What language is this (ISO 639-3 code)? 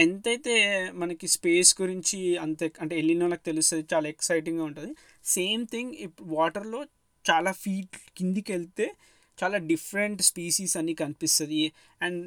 tel